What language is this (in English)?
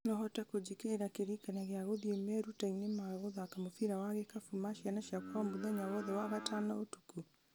Kikuyu